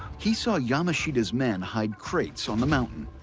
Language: English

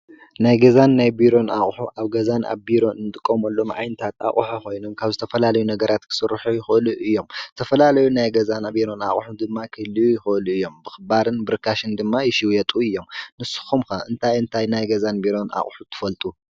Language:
Tigrinya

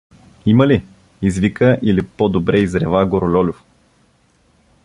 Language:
Bulgarian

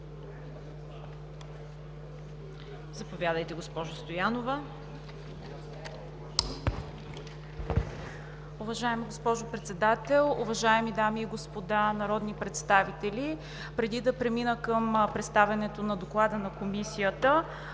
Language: Bulgarian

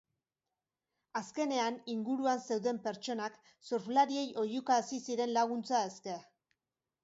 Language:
Basque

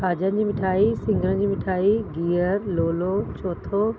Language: Sindhi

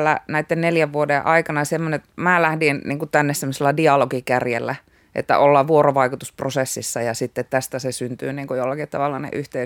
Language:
Finnish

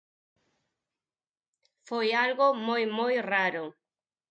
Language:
Galician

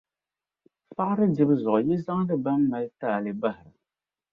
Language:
Dagbani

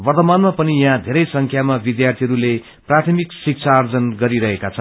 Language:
Nepali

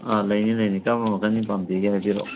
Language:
Manipuri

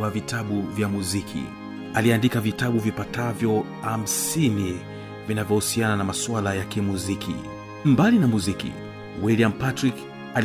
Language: Swahili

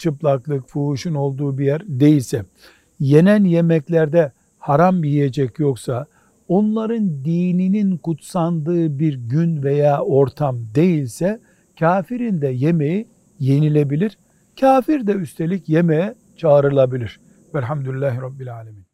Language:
Turkish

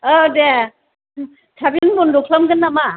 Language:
Bodo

